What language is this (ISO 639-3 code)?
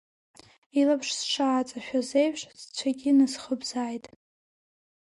abk